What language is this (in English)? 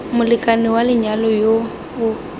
Tswana